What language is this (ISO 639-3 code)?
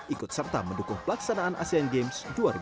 ind